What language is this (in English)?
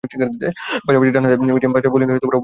Bangla